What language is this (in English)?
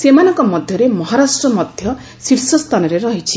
Odia